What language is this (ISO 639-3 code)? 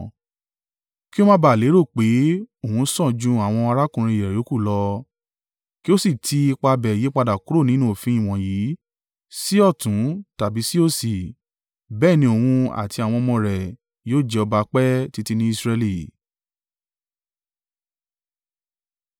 yor